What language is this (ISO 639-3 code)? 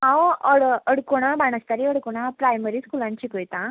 kok